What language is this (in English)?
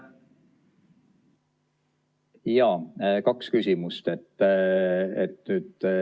Estonian